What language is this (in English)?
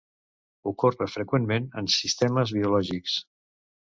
Catalan